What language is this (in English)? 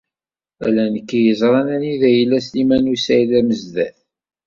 Kabyle